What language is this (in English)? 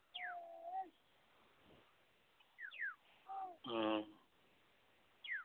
Santali